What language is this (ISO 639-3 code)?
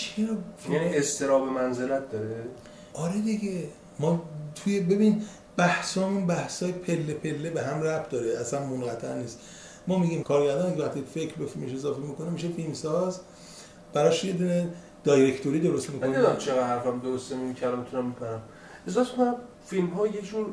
fas